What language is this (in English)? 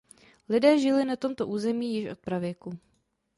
Czech